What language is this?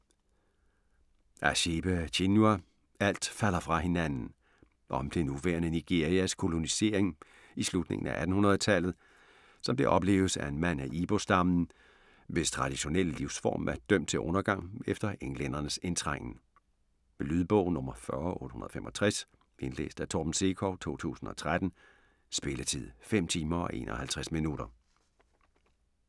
Danish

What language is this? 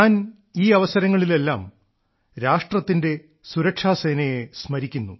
Malayalam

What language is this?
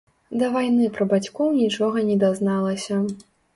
Belarusian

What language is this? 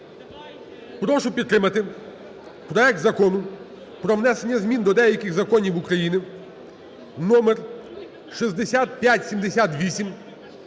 Ukrainian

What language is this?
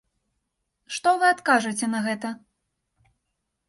Belarusian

